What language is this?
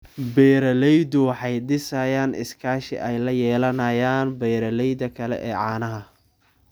Somali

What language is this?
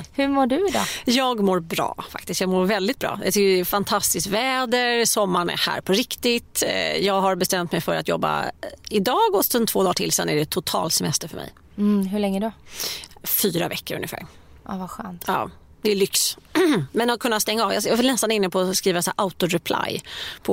Swedish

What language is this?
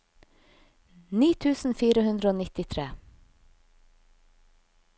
Norwegian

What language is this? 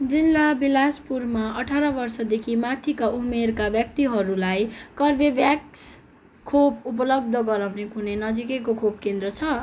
Nepali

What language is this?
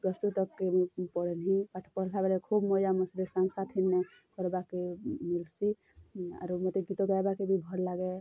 Odia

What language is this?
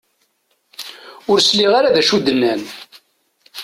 Kabyle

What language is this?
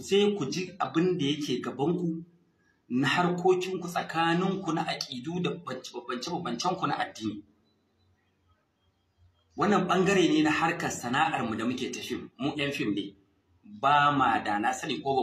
Arabic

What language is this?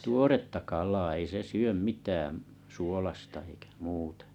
Finnish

